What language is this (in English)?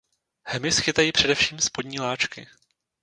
Czech